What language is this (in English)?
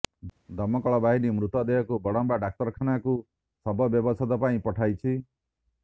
Odia